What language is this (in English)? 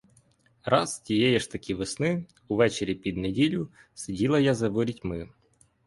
Ukrainian